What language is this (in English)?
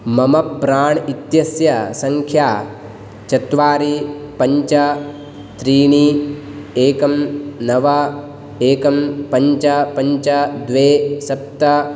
Sanskrit